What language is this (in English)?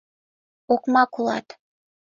Mari